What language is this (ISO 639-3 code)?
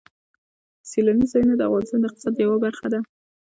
pus